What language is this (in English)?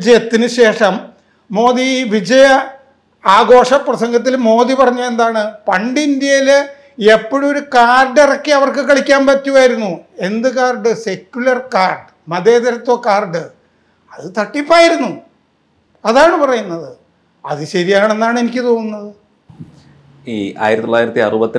Malayalam